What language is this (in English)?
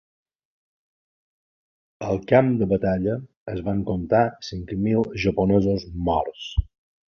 Catalan